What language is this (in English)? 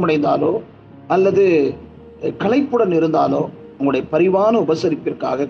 Tamil